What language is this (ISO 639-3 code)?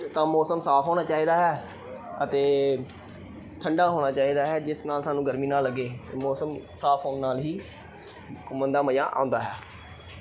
pan